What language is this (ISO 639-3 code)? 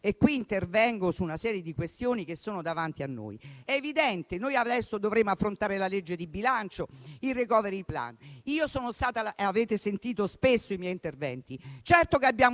ita